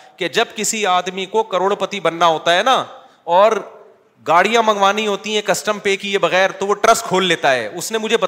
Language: Urdu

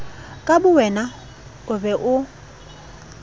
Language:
Southern Sotho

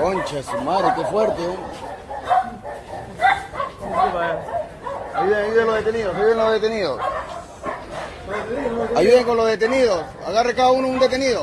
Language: Spanish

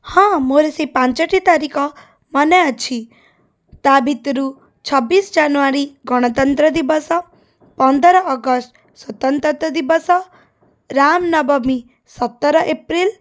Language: Odia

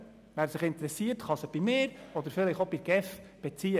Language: Swiss German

